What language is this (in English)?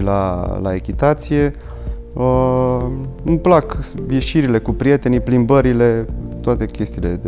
Romanian